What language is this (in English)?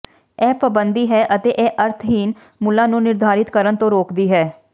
Punjabi